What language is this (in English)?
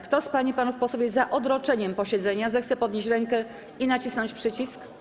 Polish